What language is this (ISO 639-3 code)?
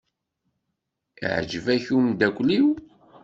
kab